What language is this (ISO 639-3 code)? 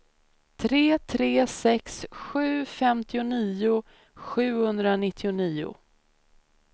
swe